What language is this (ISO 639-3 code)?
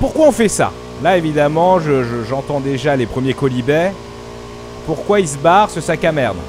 fra